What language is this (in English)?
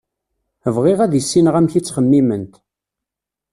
Kabyle